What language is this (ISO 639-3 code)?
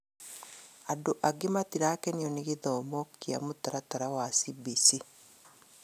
kik